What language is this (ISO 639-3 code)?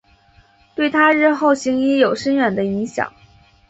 zho